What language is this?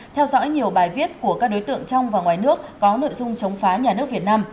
Vietnamese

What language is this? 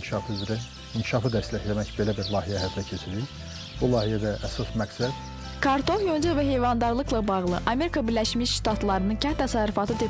Azerbaijani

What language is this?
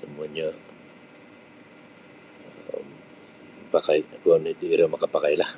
Sabah Bisaya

